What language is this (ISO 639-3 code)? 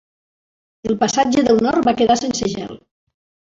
cat